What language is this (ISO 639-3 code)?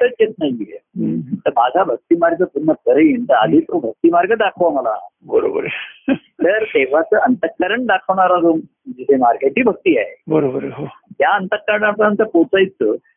mar